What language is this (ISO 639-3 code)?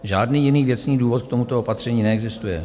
ces